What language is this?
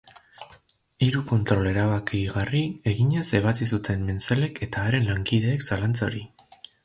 Basque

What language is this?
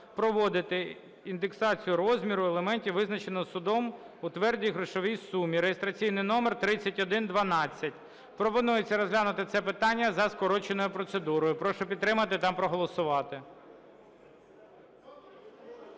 Ukrainian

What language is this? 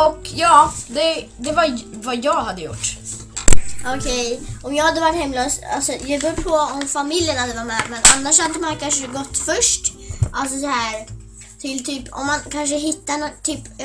Swedish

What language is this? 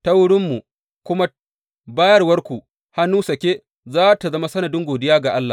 Hausa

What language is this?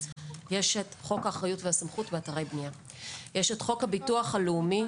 Hebrew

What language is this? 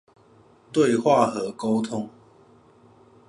Chinese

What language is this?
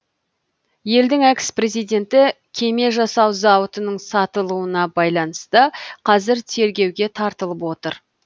Kazakh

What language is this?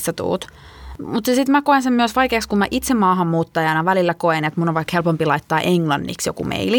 Finnish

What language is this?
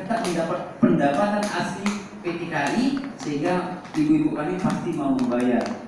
Indonesian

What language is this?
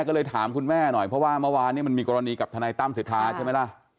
Thai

